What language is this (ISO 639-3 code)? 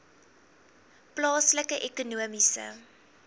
afr